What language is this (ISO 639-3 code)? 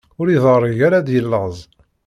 kab